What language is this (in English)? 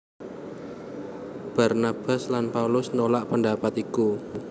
Javanese